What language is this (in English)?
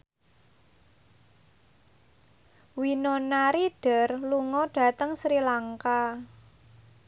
Javanese